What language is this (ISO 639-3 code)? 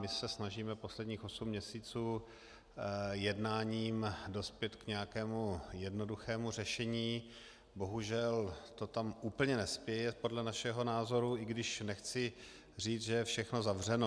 ces